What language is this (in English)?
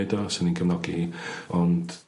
Welsh